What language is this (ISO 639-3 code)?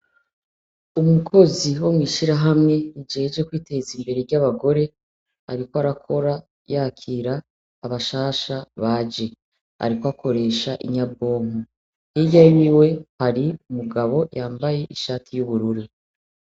run